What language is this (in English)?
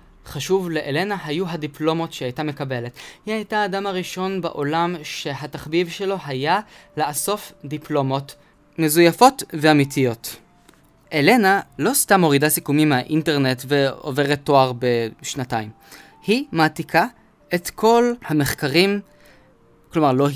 Hebrew